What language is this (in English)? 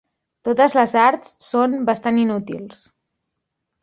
Catalan